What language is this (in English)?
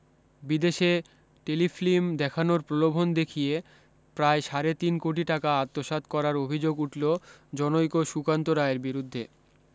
Bangla